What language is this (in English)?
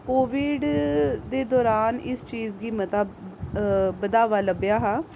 Dogri